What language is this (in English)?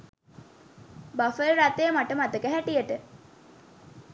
Sinhala